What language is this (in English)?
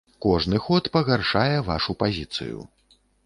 Belarusian